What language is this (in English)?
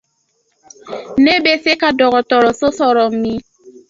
Dyula